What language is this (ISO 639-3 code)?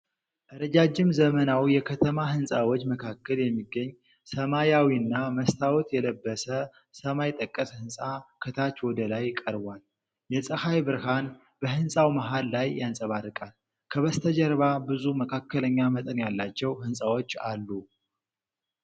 amh